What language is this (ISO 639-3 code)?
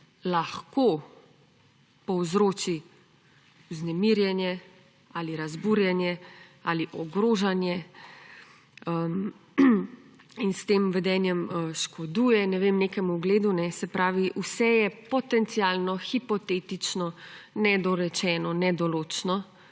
slv